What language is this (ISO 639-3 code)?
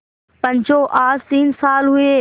hin